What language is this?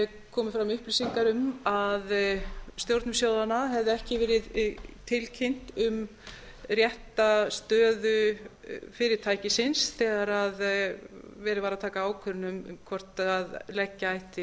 Icelandic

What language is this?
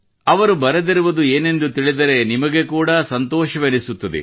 Kannada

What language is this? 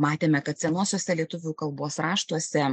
Lithuanian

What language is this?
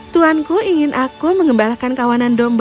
Indonesian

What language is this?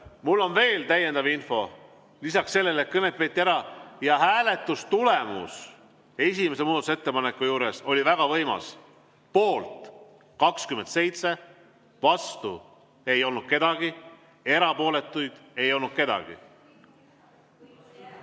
Estonian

